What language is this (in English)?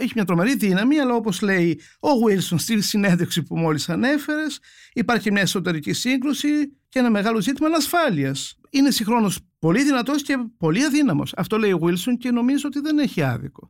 Greek